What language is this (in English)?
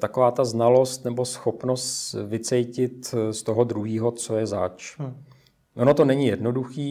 Czech